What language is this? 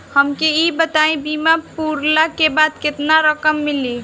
Bhojpuri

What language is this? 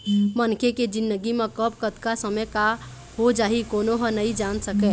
Chhattisgarhi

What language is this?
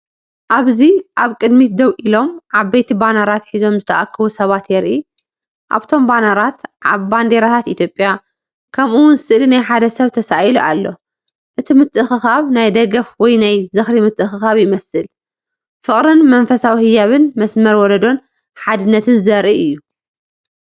Tigrinya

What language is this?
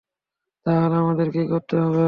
Bangla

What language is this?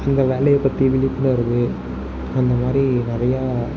Tamil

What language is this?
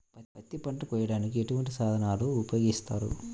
Telugu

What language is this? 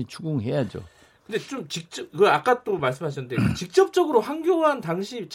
Korean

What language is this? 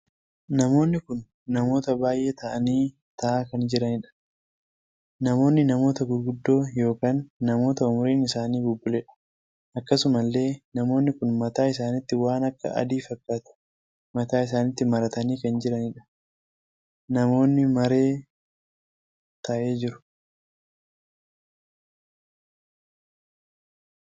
Oromo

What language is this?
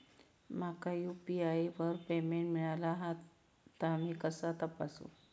Marathi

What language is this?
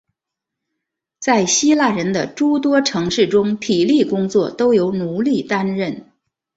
Chinese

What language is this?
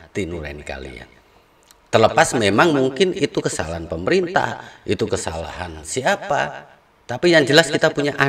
Indonesian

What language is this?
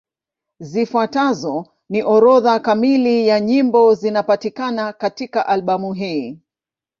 Swahili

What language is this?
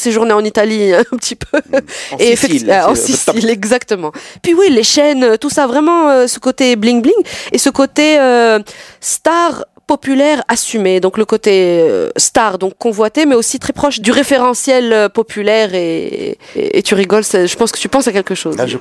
French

